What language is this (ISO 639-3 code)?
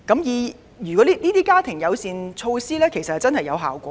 yue